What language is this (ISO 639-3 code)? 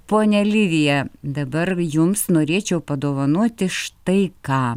lit